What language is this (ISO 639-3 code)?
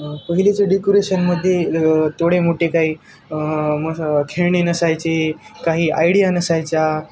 mar